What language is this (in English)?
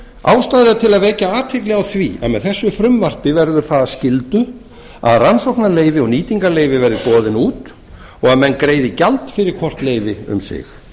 Icelandic